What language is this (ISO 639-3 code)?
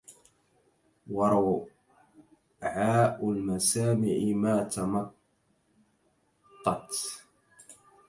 ara